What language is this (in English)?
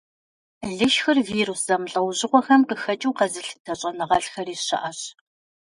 Kabardian